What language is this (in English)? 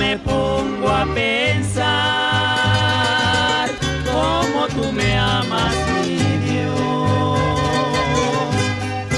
Spanish